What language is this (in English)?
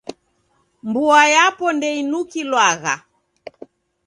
Taita